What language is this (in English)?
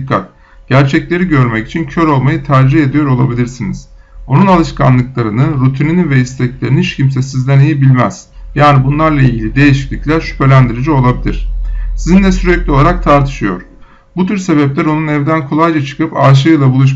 Turkish